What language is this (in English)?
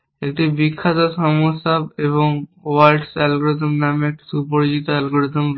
Bangla